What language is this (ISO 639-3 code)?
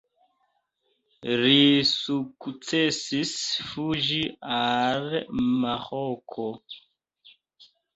epo